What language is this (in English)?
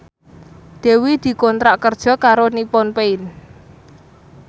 Javanese